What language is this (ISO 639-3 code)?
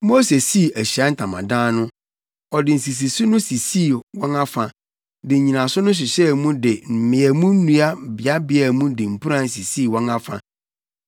aka